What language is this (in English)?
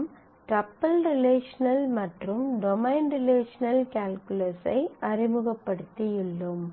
Tamil